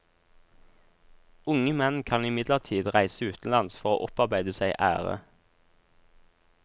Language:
Norwegian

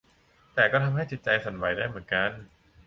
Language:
Thai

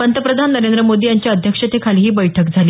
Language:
Marathi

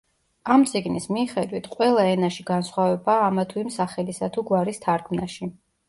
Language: Georgian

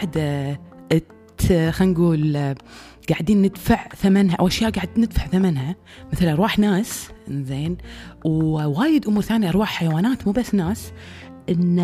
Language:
Arabic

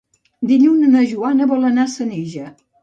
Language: Catalan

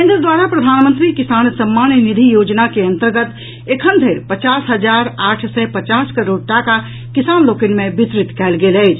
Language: Maithili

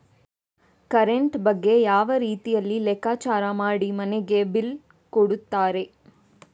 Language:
Kannada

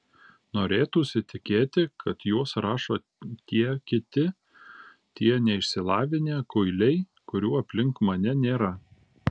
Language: Lithuanian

